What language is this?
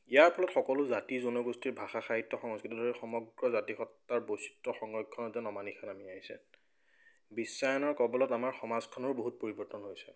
Assamese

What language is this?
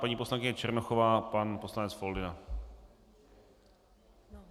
Czech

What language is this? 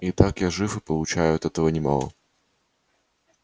Russian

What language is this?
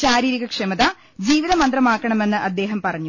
Malayalam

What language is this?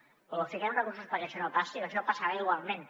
Catalan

